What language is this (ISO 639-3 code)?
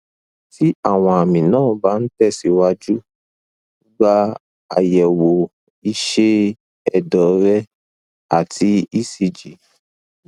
yor